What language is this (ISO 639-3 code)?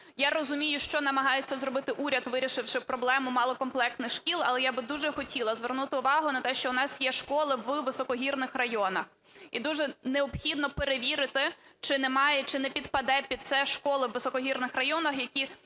ukr